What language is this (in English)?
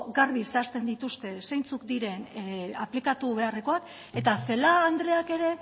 Basque